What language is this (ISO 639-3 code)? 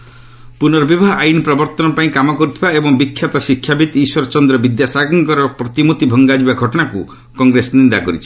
ori